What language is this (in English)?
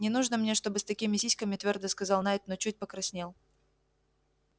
Russian